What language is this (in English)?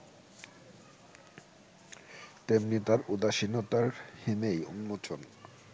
Bangla